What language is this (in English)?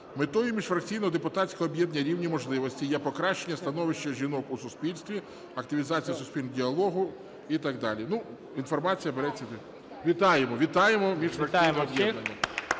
Ukrainian